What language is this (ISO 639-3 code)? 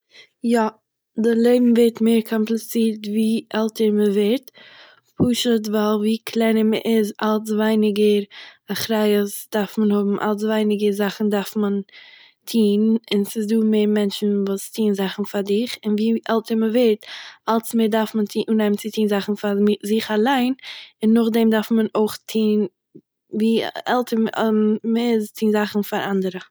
yid